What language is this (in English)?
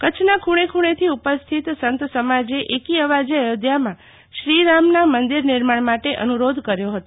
Gujarati